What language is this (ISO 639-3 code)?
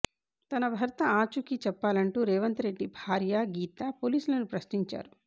tel